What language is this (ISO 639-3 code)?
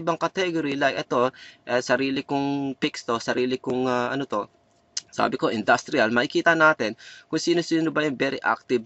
fil